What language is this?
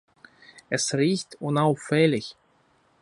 German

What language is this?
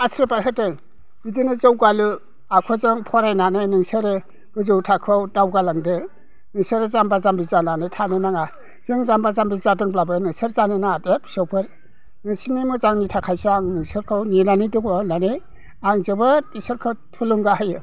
Bodo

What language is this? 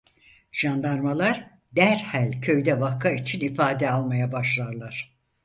Turkish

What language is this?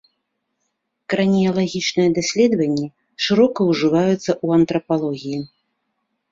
Belarusian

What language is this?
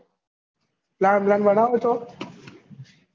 Gujarati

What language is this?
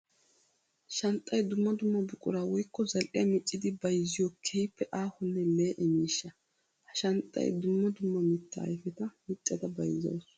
Wolaytta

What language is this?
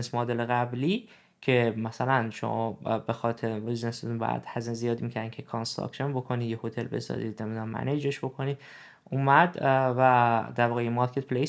Persian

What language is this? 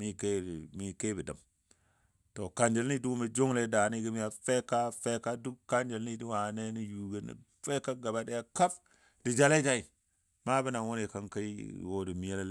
Dadiya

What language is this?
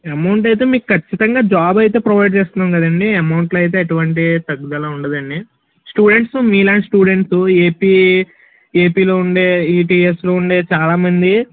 Telugu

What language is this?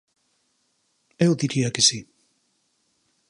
Galician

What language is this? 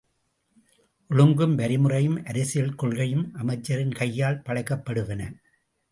Tamil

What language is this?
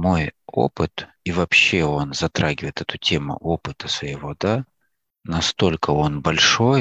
Russian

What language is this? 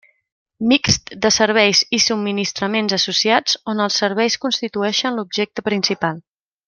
Catalan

